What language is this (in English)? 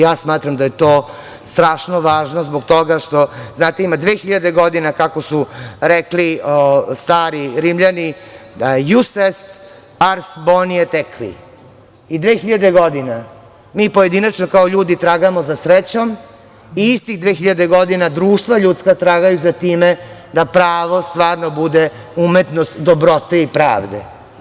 Serbian